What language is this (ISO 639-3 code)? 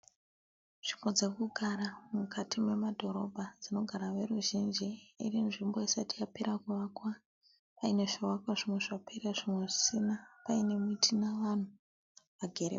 sna